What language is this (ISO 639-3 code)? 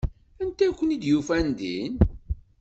kab